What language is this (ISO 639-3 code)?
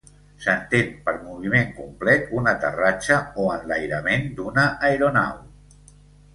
cat